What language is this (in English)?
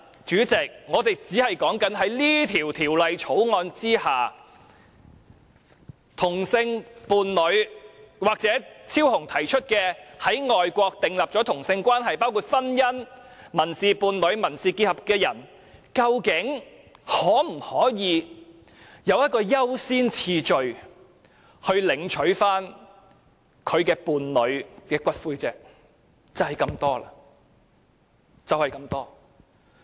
Cantonese